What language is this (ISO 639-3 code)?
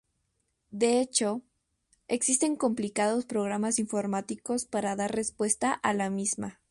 spa